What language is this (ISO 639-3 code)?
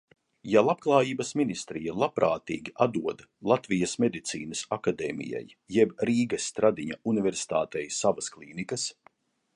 lav